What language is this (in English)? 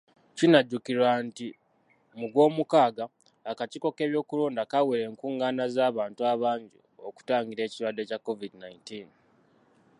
Ganda